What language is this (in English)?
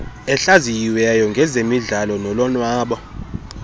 Xhosa